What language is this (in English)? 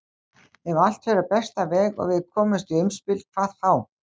Icelandic